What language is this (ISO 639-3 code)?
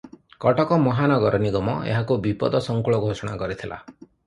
ori